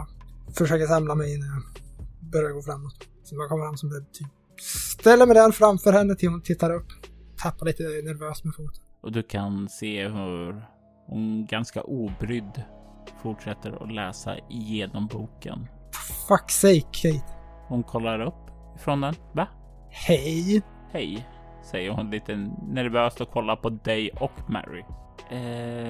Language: Swedish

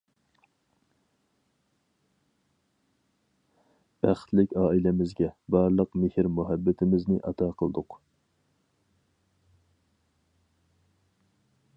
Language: Uyghur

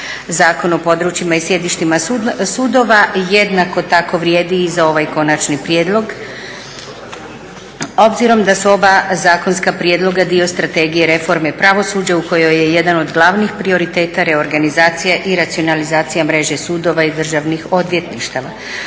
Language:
Croatian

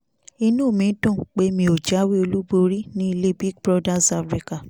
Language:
Yoruba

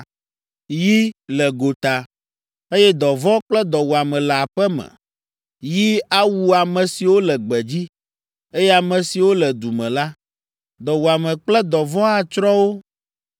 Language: Ewe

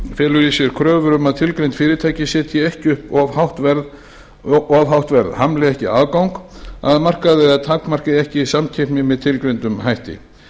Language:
Icelandic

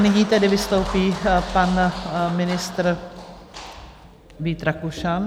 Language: Czech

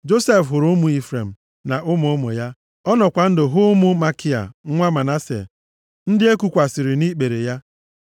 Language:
Igbo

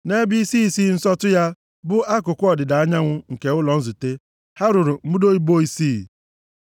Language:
Igbo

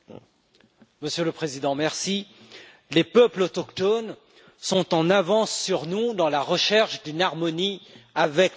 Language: French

